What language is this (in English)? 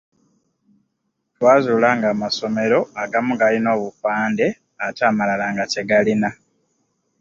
Ganda